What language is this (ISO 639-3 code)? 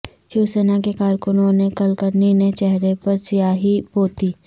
urd